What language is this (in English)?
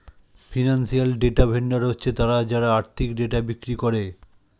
Bangla